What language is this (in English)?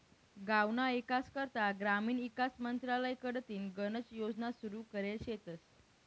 Marathi